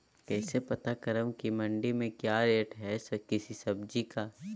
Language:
Magahi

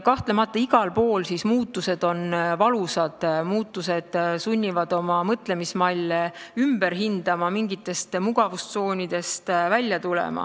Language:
Estonian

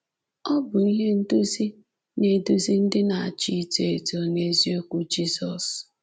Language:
Igbo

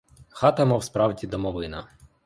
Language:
Ukrainian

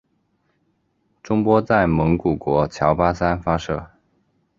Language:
Chinese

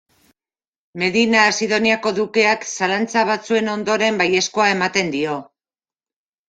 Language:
Basque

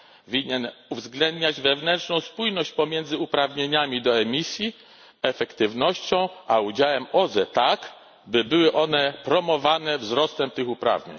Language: Polish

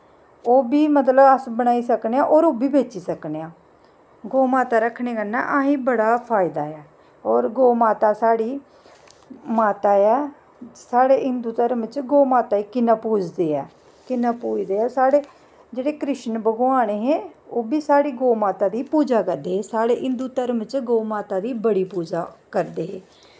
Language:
Dogri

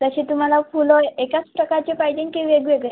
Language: Marathi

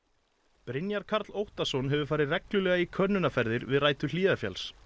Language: Icelandic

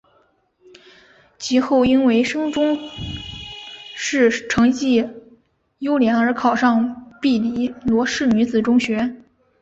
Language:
Chinese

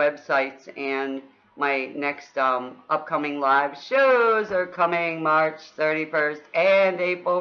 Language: English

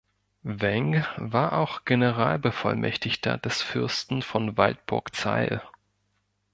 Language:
German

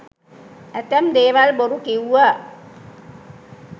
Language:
Sinhala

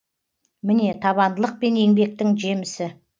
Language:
Kazakh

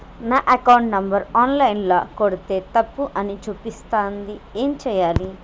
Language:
Telugu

